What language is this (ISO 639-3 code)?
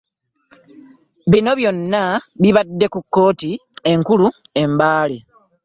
lug